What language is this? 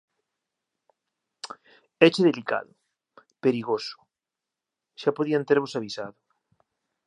Galician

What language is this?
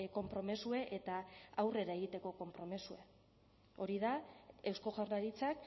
Basque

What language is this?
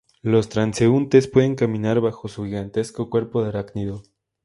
Spanish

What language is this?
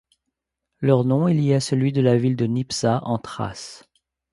French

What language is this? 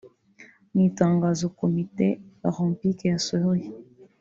Kinyarwanda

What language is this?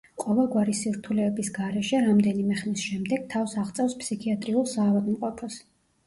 Georgian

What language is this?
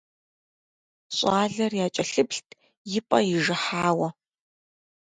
Kabardian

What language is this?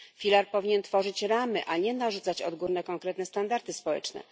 Polish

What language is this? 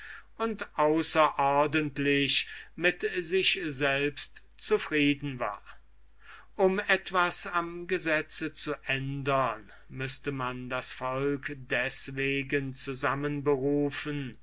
German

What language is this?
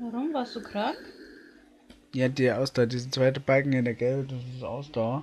German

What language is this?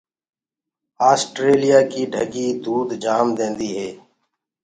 Gurgula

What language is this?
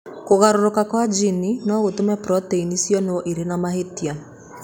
Kikuyu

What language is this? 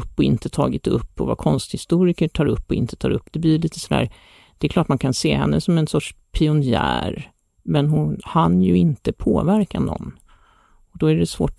Swedish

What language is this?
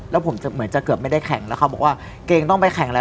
Thai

